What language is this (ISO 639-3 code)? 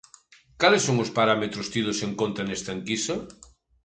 glg